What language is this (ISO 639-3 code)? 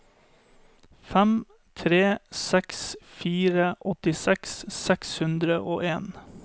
nor